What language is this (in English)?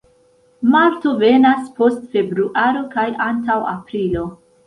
Esperanto